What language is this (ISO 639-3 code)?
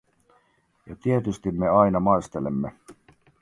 fin